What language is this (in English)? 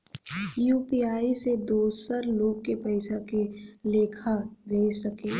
Bhojpuri